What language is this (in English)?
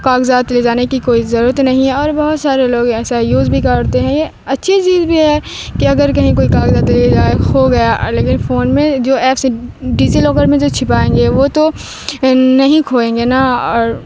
Urdu